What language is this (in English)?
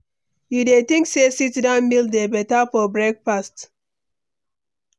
Nigerian Pidgin